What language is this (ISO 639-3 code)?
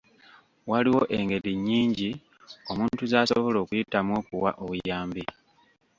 lug